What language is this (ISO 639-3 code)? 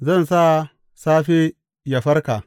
hau